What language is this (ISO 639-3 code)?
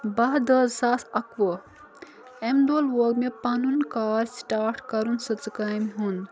kas